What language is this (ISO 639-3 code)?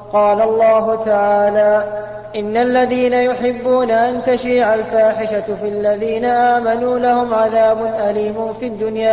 ara